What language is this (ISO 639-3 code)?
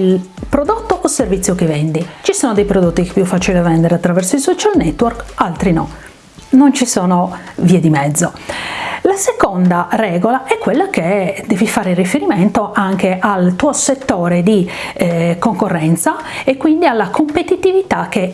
ita